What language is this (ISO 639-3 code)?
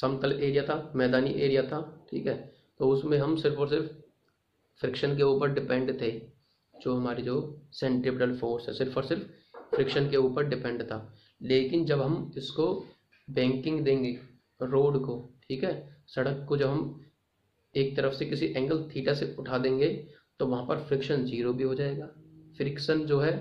hin